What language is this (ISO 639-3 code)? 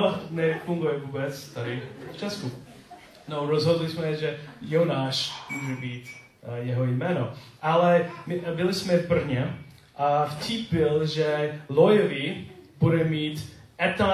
ces